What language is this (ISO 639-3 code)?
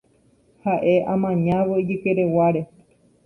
grn